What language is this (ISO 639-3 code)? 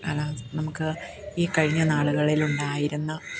mal